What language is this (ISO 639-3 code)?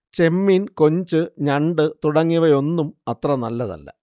mal